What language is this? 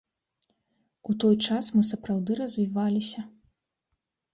Belarusian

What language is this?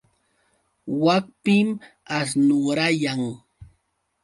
Yauyos Quechua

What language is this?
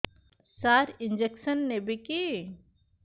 Odia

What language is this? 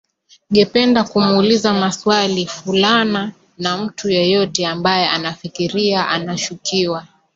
Swahili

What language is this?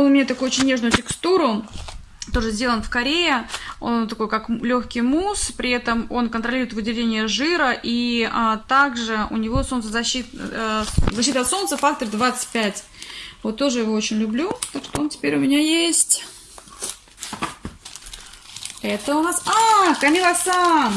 Russian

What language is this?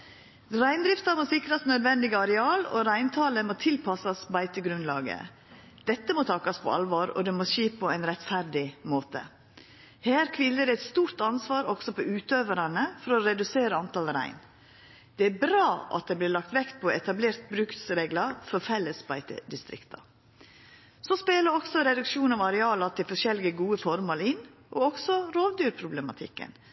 Norwegian Nynorsk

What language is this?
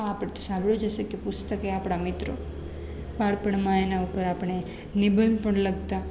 Gujarati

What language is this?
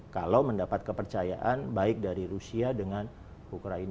Indonesian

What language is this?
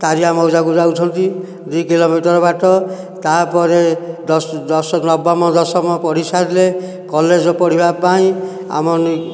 Odia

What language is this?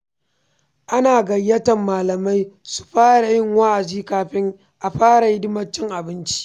Hausa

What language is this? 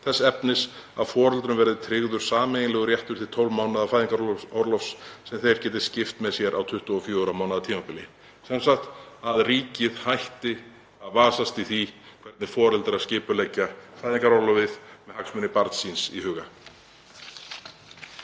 Icelandic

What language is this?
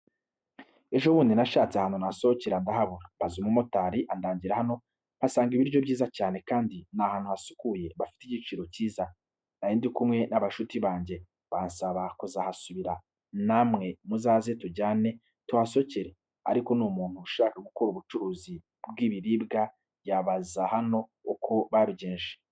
Kinyarwanda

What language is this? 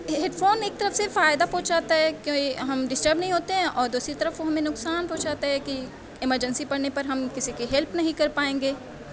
Urdu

